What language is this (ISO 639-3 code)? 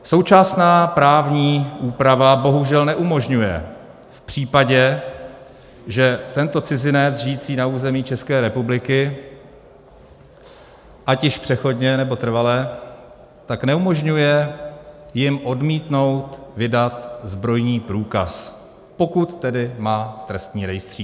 ces